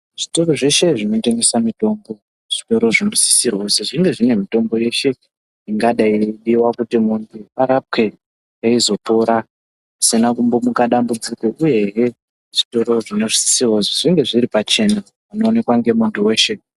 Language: Ndau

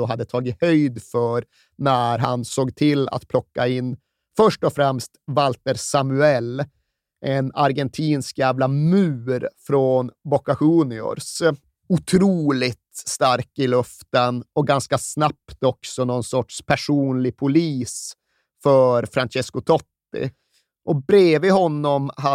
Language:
Swedish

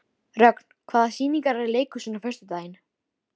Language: Icelandic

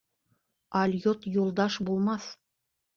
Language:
Bashkir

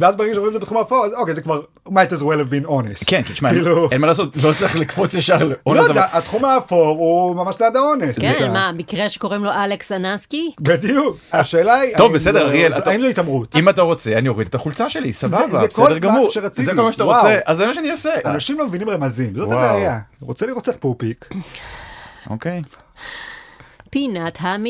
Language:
Hebrew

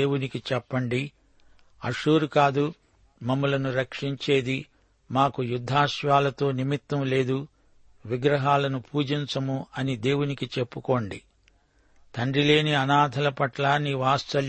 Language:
Telugu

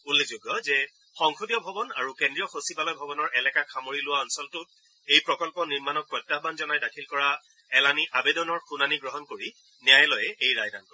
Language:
Assamese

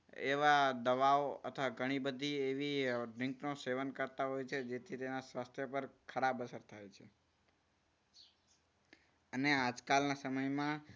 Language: Gujarati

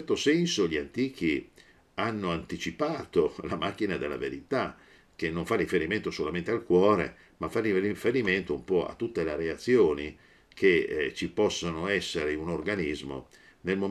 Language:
Italian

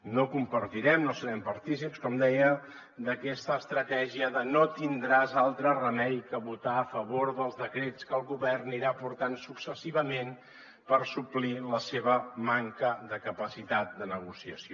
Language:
Catalan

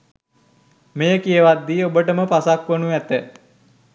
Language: Sinhala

